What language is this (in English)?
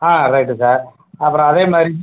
Tamil